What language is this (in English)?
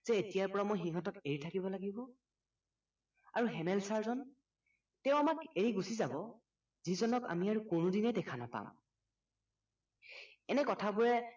Assamese